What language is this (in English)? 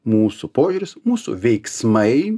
Lithuanian